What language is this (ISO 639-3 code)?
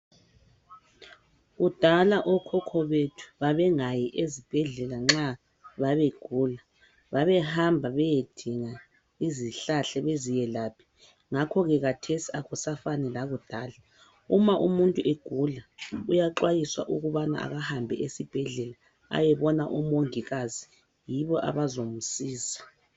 nde